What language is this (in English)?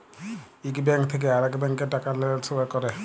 Bangla